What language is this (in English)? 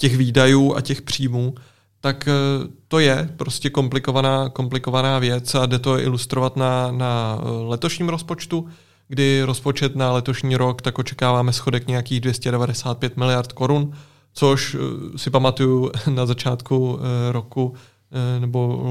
Czech